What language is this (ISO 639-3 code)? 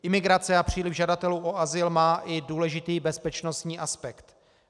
ces